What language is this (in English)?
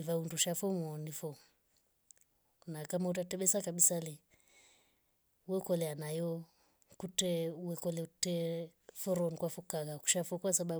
Rombo